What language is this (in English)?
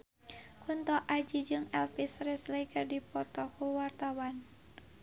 Sundanese